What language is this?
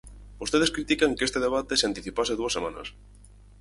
Galician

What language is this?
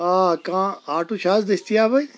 Kashmiri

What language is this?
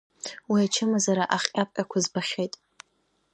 Abkhazian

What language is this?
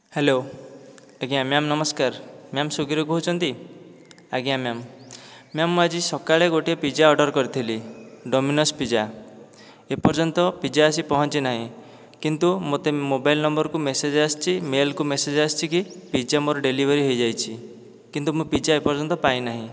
Odia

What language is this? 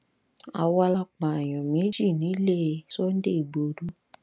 Yoruba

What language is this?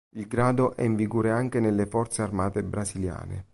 Italian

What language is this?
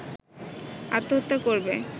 Bangla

